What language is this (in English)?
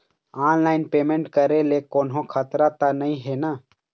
Chhattisgarhi